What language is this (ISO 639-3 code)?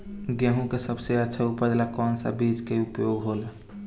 bho